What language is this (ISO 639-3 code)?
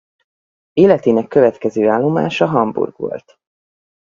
hun